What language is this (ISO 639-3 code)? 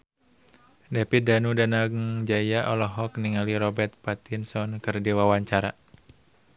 sun